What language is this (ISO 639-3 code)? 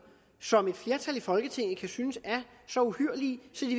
dan